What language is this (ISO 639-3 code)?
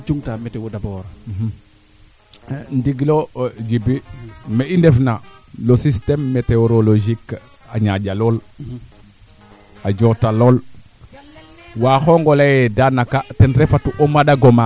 srr